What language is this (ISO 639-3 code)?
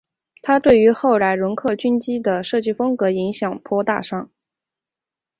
zho